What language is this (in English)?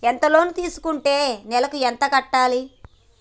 Telugu